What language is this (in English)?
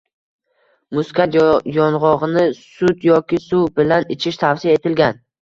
Uzbek